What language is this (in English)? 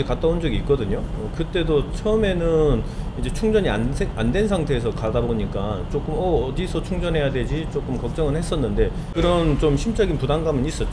Korean